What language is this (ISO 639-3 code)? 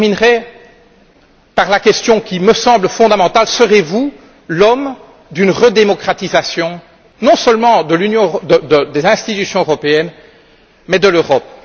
fra